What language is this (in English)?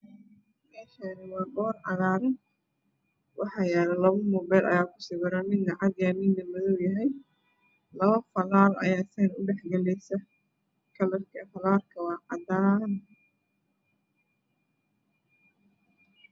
Somali